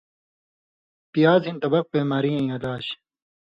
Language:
Indus Kohistani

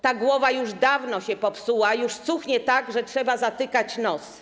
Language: Polish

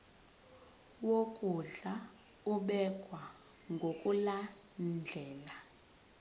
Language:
Zulu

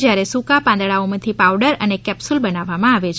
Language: Gujarati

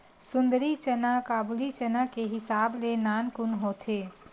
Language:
Chhattisgarhi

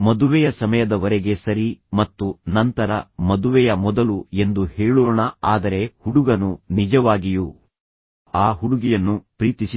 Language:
Kannada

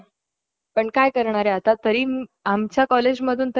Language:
Marathi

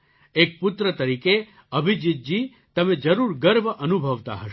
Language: Gujarati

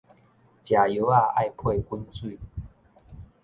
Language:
Min Nan Chinese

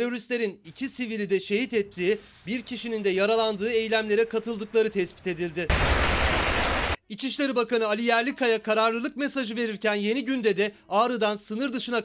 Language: Turkish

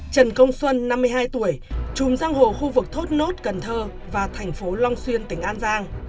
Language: Vietnamese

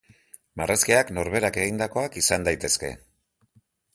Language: Basque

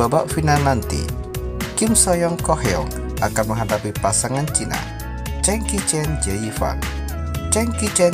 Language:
Indonesian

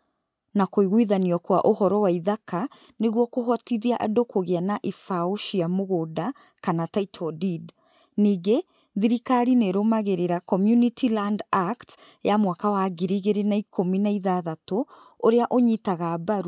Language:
Kikuyu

